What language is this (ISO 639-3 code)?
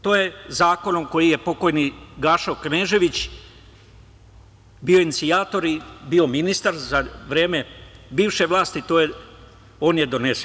srp